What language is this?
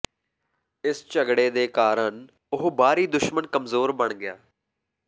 Punjabi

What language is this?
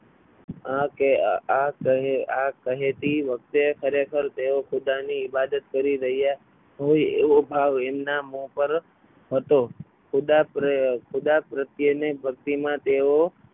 Gujarati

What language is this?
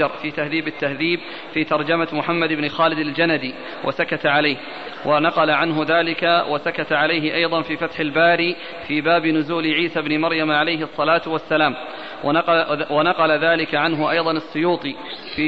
Arabic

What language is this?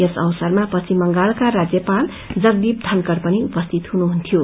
Nepali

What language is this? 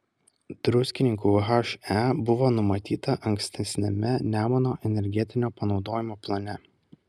Lithuanian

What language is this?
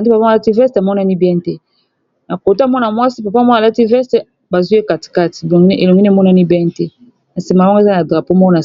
Lingala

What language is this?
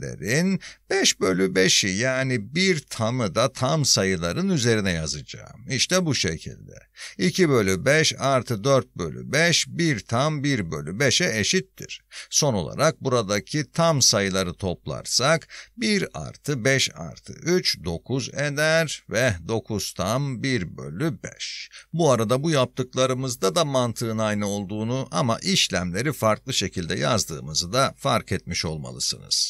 Turkish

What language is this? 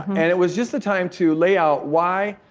English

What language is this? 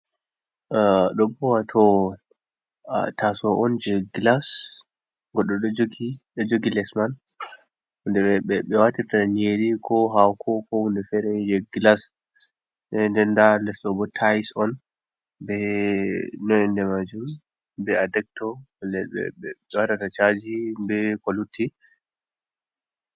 Fula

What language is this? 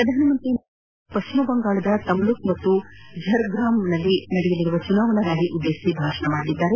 Kannada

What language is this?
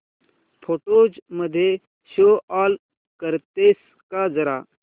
Marathi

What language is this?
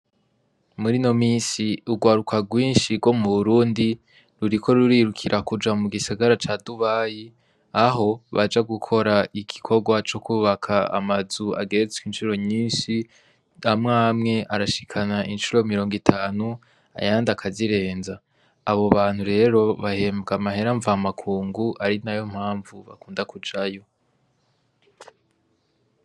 Rundi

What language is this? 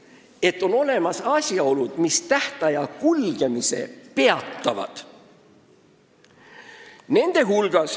Estonian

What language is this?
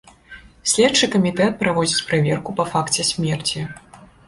Belarusian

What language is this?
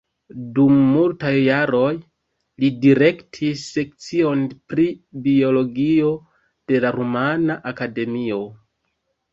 Esperanto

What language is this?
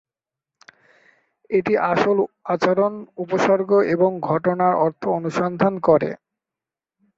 Bangla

